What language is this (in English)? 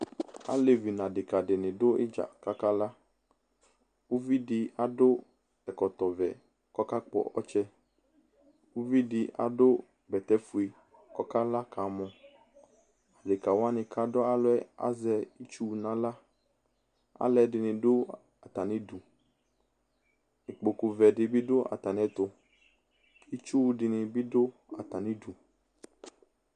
Ikposo